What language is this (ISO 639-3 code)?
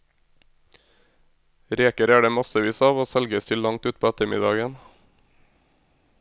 nor